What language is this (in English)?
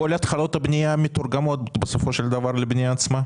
Hebrew